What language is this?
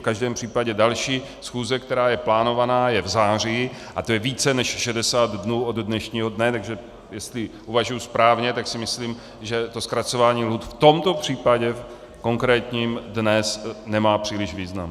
Czech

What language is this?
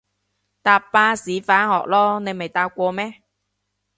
Cantonese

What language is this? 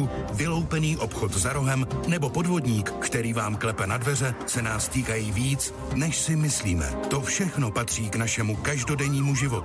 Czech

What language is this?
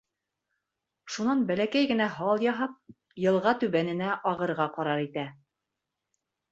Bashkir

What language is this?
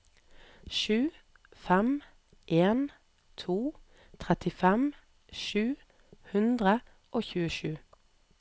Norwegian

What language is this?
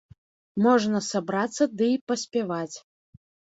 Belarusian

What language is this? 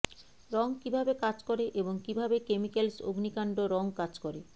Bangla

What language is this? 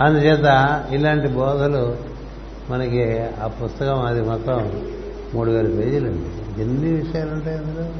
Telugu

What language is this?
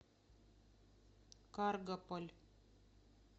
Russian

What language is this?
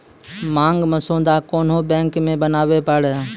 Maithili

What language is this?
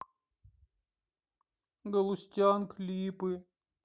Russian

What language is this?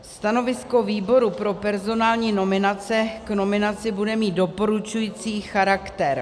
Czech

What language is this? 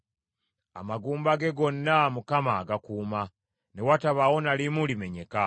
Ganda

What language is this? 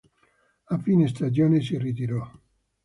Italian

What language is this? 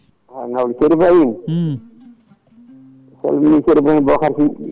Fula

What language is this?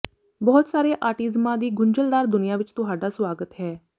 Punjabi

